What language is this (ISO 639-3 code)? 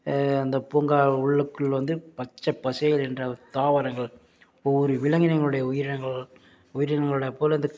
tam